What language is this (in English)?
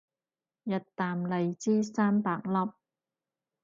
Cantonese